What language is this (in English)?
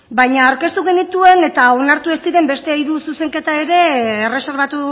Basque